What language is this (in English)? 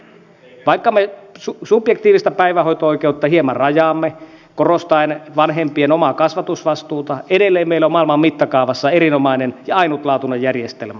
Finnish